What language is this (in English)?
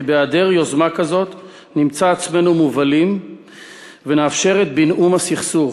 Hebrew